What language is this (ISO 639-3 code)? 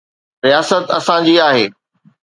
snd